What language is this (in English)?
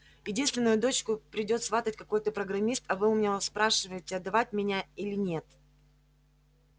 Russian